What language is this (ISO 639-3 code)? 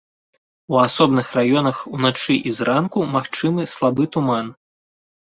bel